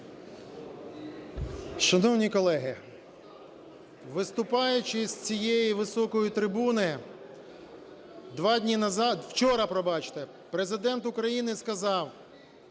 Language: Ukrainian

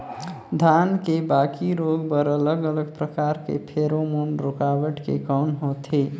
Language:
Chhattisgarhi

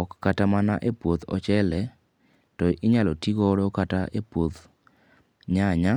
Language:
Luo (Kenya and Tanzania)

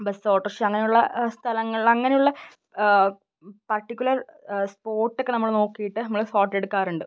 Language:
Malayalam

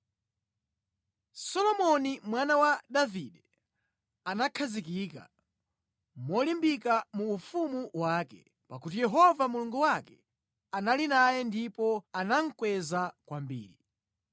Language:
Nyanja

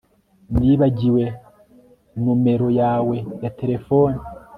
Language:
Kinyarwanda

